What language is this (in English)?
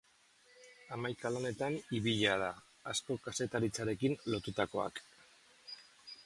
Basque